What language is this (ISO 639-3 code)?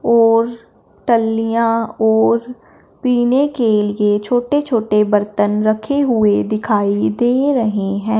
hin